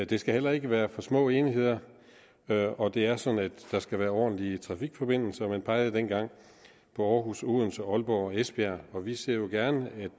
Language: Danish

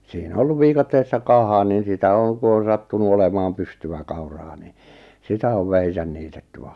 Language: Finnish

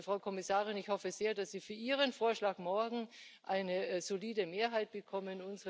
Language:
German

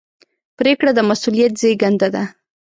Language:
Pashto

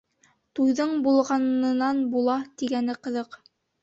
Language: Bashkir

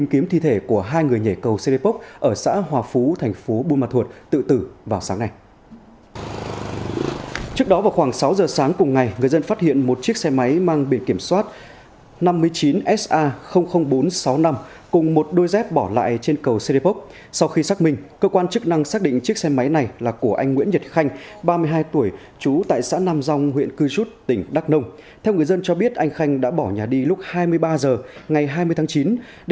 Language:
Vietnamese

